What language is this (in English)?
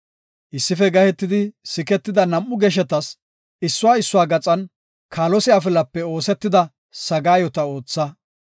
Gofa